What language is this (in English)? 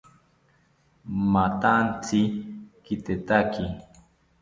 South Ucayali Ashéninka